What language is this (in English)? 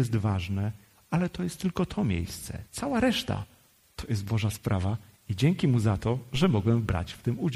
Polish